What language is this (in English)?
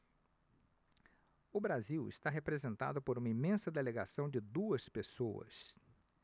Portuguese